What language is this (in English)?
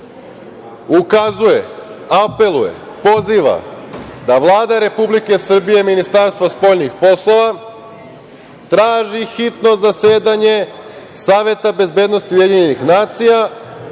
Serbian